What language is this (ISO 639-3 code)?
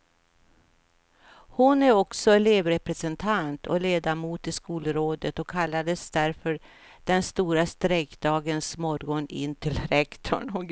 swe